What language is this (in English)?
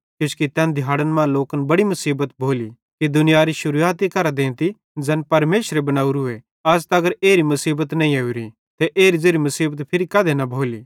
Bhadrawahi